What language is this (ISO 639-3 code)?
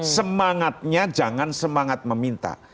ind